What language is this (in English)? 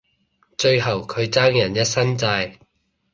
Cantonese